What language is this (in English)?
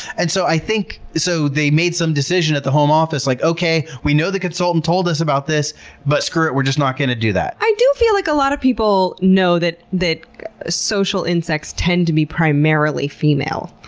English